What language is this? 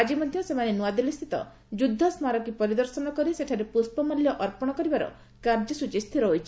Odia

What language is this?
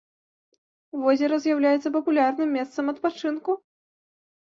Belarusian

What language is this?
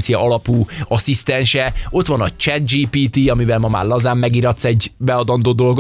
Hungarian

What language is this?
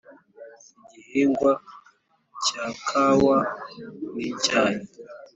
Kinyarwanda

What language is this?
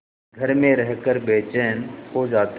Hindi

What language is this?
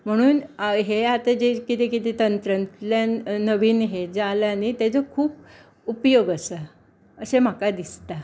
Konkani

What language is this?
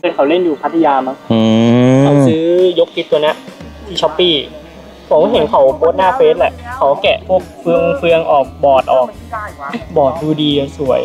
Thai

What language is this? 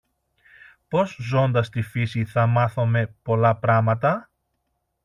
Greek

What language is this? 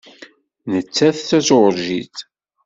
Kabyle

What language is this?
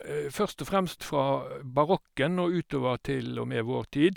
Norwegian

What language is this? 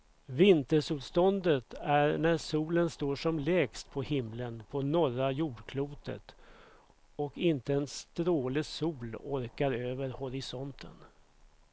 Swedish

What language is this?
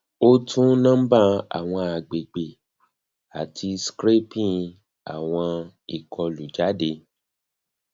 Yoruba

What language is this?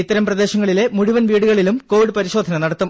Malayalam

